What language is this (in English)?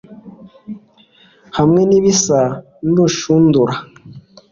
Kinyarwanda